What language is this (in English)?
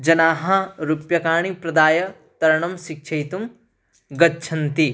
Sanskrit